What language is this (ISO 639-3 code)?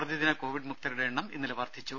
mal